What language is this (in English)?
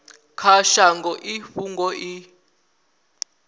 Venda